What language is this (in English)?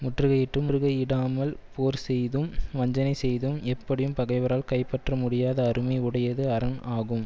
Tamil